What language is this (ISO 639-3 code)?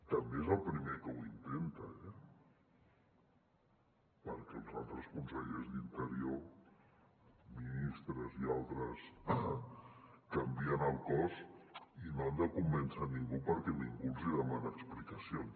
cat